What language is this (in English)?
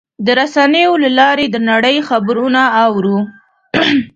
Pashto